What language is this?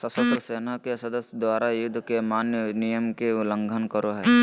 Magahi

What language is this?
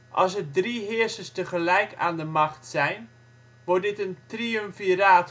Dutch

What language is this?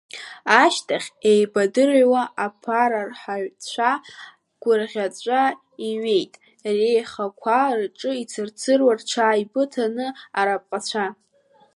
Abkhazian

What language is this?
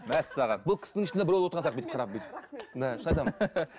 Kazakh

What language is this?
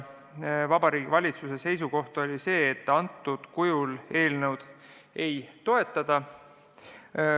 Estonian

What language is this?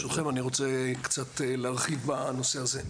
Hebrew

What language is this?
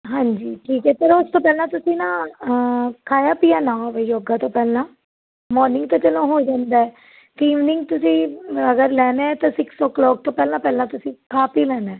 Punjabi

